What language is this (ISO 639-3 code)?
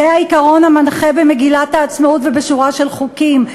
heb